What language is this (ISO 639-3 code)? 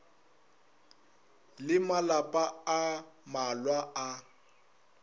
nso